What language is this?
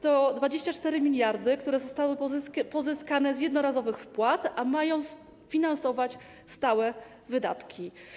Polish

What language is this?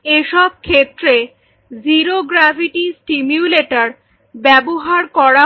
Bangla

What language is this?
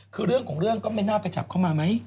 Thai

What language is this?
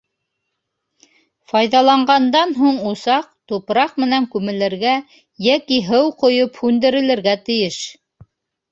Bashkir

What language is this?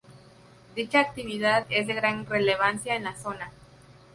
Spanish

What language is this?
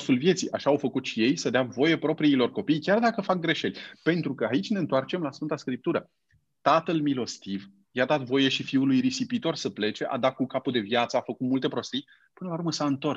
Romanian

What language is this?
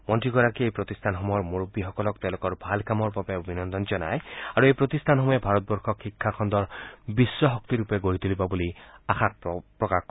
Assamese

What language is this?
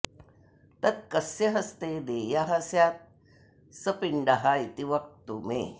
Sanskrit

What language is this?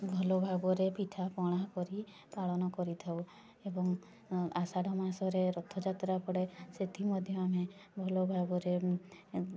Odia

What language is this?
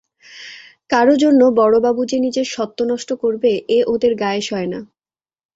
Bangla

